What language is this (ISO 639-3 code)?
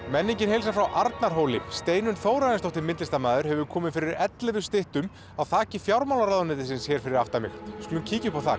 isl